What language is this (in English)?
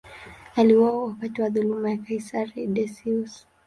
Swahili